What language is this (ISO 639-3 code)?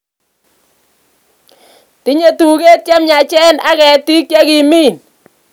kln